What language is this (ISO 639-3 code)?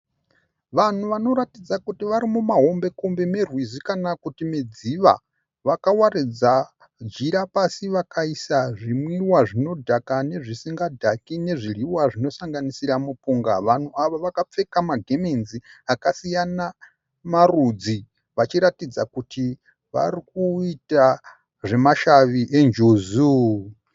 sna